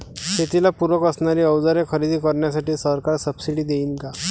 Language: Marathi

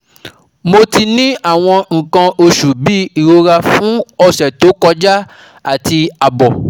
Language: Yoruba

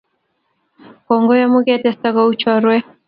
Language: Kalenjin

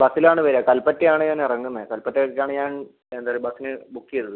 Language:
Malayalam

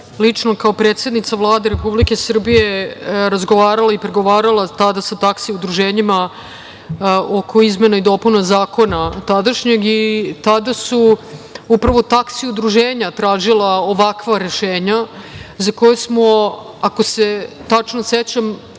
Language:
Serbian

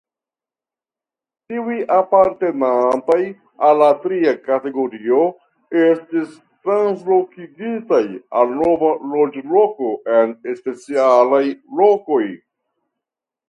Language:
Esperanto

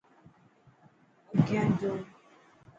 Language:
Dhatki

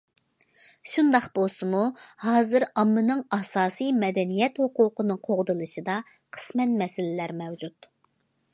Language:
Uyghur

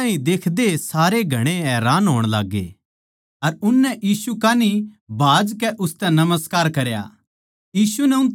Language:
Haryanvi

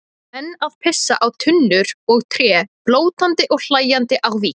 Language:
Icelandic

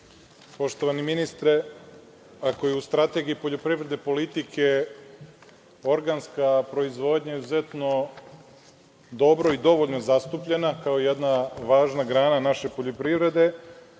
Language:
Serbian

